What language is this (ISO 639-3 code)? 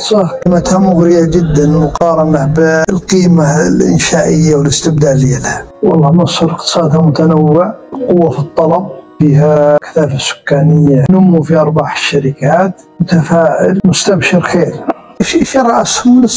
ara